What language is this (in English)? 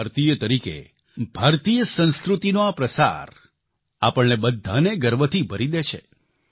Gujarati